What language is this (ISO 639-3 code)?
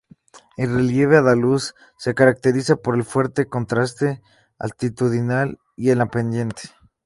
spa